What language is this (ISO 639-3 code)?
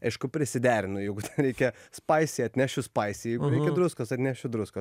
lit